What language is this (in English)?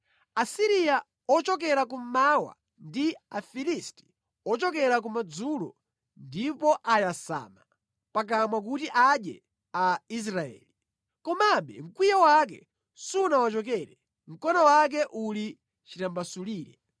Nyanja